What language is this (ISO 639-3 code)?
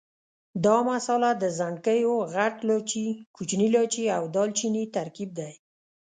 pus